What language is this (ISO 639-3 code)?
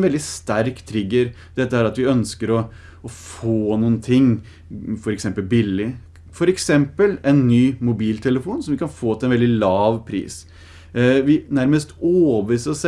nor